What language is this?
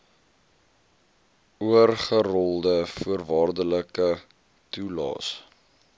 Afrikaans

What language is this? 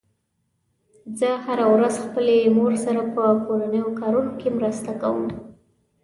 Pashto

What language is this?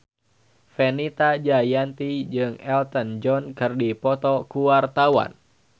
Sundanese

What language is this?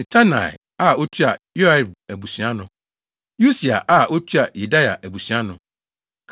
Akan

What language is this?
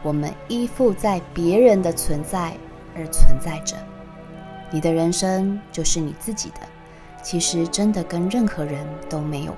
Chinese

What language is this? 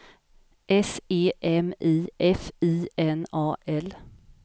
Swedish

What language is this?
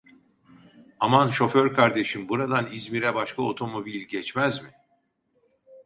Turkish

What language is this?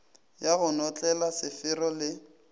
Northern Sotho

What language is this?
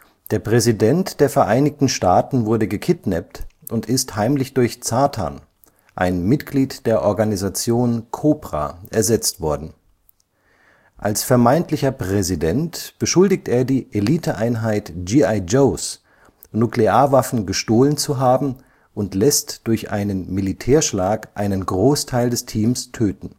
German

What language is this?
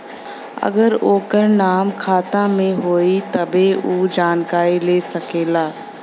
Bhojpuri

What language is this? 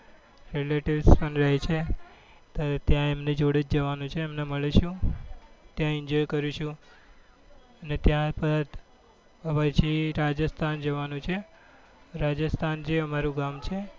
Gujarati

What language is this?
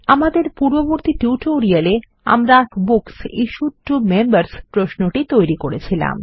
Bangla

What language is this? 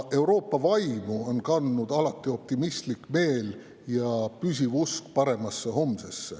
Estonian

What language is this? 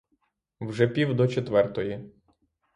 Ukrainian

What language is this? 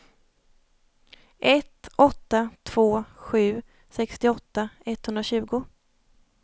Swedish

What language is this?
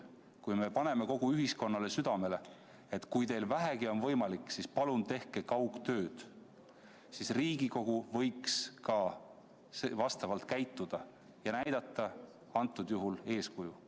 Estonian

